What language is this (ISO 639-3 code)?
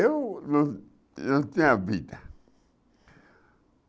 por